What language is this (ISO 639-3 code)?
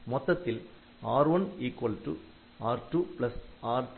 tam